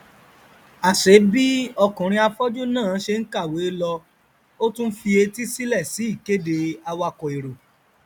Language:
Yoruba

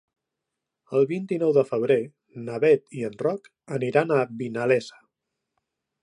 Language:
Catalan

